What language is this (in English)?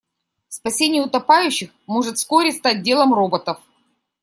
Russian